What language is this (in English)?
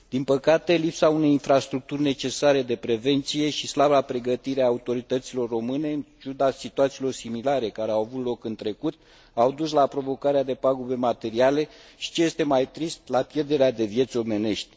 Romanian